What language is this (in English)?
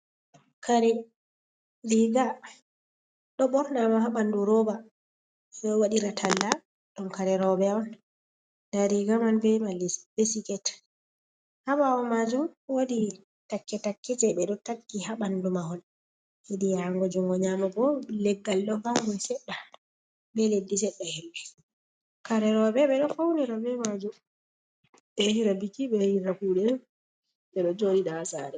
Fula